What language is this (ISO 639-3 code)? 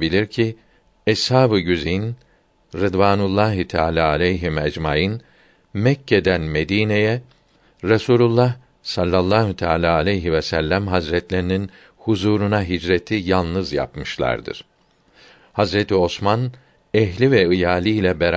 tur